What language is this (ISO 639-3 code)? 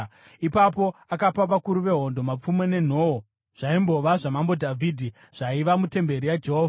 sna